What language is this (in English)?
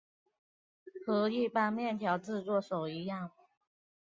Chinese